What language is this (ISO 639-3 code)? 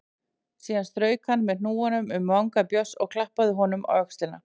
isl